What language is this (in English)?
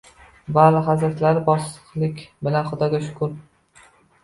Uzbek